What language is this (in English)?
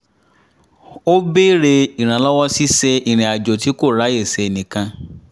Yoruba